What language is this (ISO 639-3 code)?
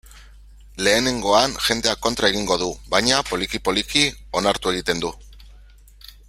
eus